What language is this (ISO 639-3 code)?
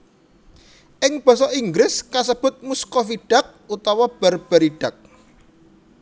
jav